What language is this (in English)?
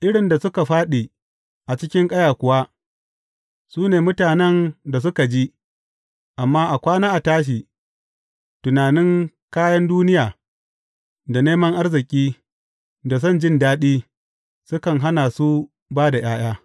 Hausa